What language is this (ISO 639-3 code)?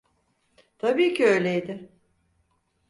tur